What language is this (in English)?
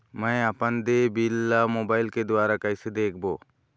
Chhattisgarhi